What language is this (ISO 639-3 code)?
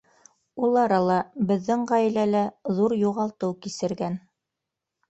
bak